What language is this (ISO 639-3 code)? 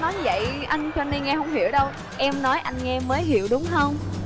vie